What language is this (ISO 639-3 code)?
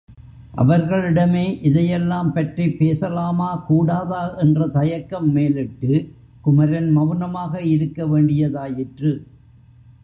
tam